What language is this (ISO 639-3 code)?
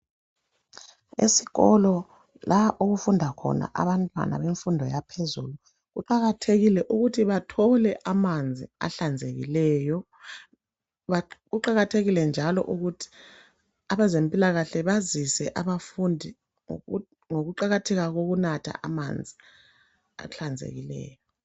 nde